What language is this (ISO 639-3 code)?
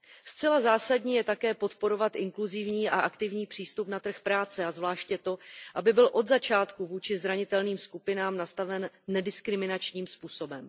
ces